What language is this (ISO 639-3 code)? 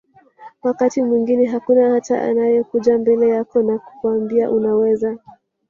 swa